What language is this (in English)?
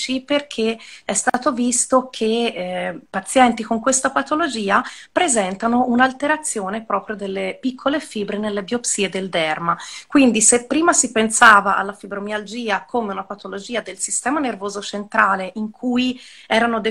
Italian